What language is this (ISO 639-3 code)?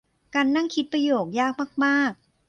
tha